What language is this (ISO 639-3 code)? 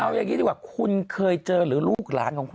tha